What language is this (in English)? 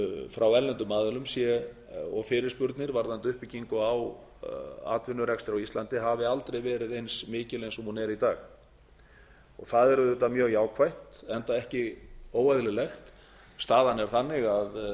Icelandic